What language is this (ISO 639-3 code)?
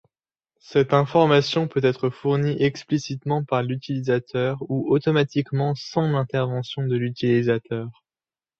fra